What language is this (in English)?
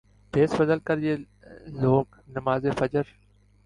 Urdu